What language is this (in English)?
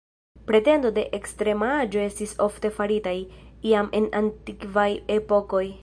Esperanto